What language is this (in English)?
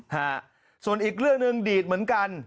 Thai